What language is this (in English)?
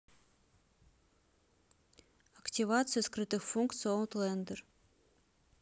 Russian